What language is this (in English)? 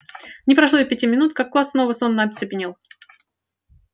Russian